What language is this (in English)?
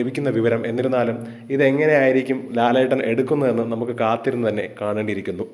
Hindi